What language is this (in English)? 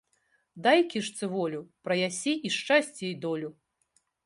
Belarusian